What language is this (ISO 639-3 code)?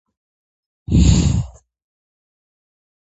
kat